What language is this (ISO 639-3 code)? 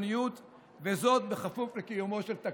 heb